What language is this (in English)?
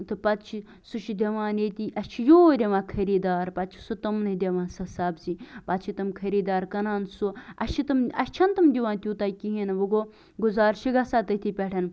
Kashmiri